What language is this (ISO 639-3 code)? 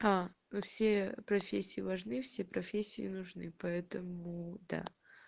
rus